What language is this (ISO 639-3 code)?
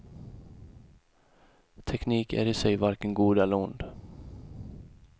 swe